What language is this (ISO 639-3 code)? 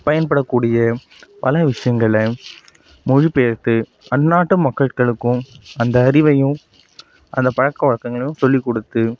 tam